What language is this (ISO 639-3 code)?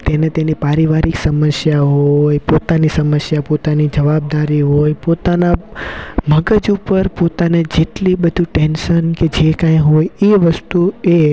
guj